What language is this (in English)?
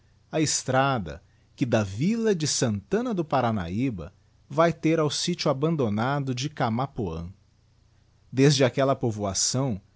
Portuguese